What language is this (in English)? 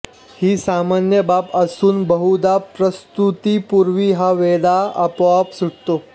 Marathi